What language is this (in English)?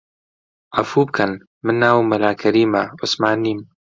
Central Kurdish